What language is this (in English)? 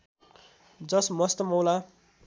Nepali